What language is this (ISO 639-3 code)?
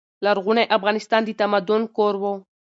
pus